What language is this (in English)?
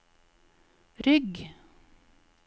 Norwegian